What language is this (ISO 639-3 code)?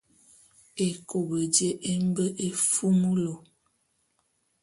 bum